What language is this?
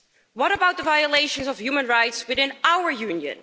English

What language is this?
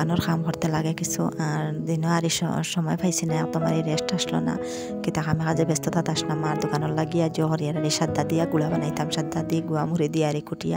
Arabic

